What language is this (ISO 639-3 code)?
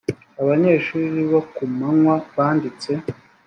kin